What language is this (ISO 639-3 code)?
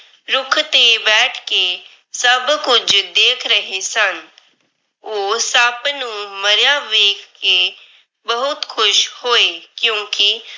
pan